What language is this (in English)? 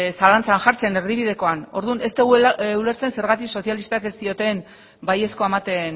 Basque